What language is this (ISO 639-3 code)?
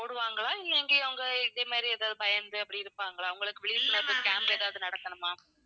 tam